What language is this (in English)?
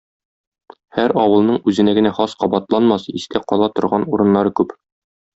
Tatar